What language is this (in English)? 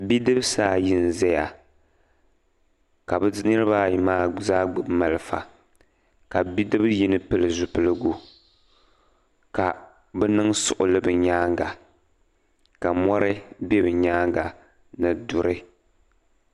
Dagbani